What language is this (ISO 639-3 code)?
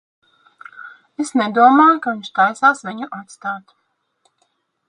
lav